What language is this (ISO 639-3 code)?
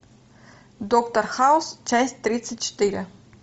rus